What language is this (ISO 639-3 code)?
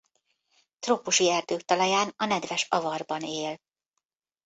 hun